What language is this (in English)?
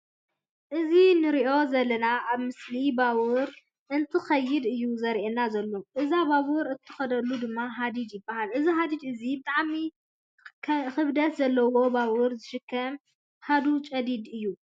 Tigrinya